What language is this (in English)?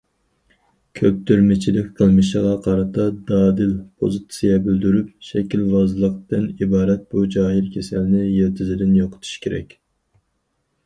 Uyghur